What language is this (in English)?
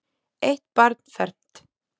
Icelandic